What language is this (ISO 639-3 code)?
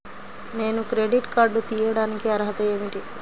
tel